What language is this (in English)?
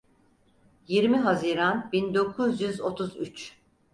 Turkish